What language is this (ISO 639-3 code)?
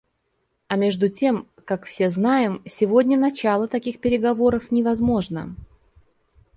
rus